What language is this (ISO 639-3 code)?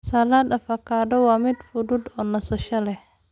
som